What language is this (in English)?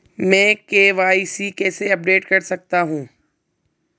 Hindi